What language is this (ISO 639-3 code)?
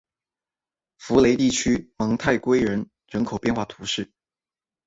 zho